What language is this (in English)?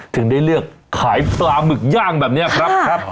Thai